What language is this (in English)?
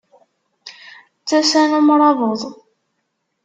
Kabyle